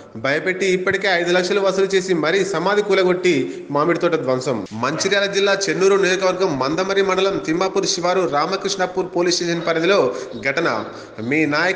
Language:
Hindi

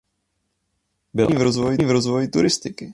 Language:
Czech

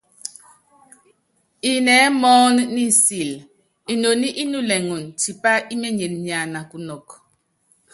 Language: Yangben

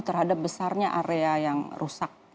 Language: Indonesian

